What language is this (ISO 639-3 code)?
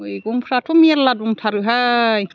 brx